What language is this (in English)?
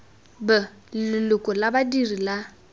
Tswana